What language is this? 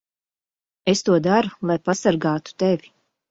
Latvian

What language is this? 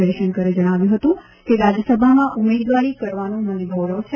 Gujarati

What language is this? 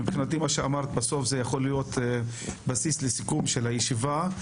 Hebrew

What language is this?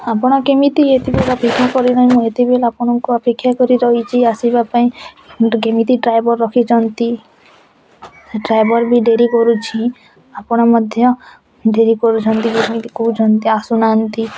Odia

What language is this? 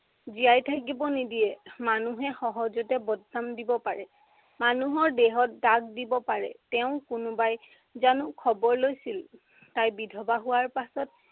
Assamese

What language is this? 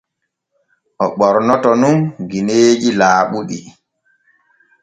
Borgu Fulfulde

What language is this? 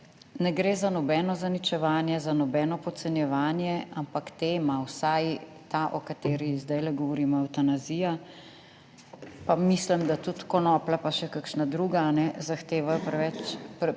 Slovenian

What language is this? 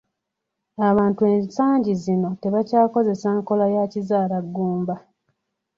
Ganda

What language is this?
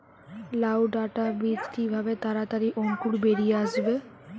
Bangla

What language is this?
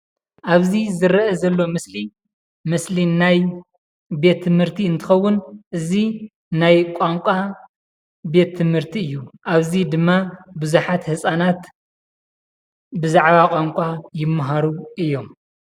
Tigrinya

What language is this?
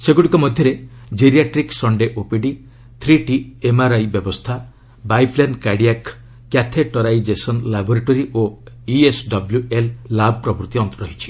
Odia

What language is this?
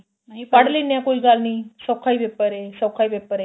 Punjabi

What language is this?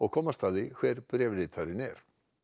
Icelandic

